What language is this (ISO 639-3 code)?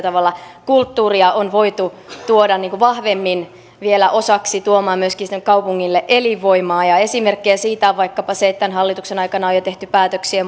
fin